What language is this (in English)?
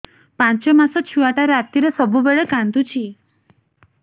Odia